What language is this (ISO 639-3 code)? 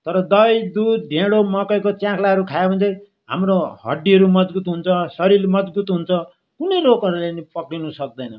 nep